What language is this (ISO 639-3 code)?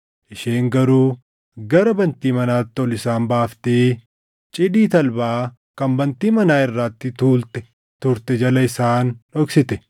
orm